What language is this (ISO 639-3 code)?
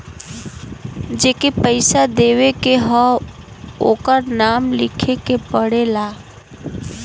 bho